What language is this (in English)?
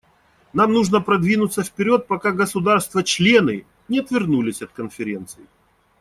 Russian